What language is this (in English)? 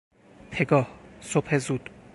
Persian